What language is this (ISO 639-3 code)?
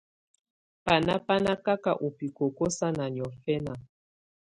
tvu